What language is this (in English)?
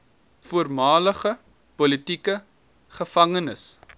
Afrikaans